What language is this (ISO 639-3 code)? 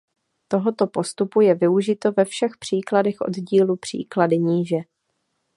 ces